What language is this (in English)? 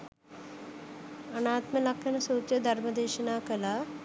Sinhala